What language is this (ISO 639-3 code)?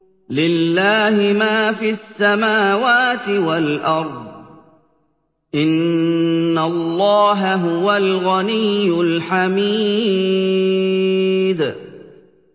ara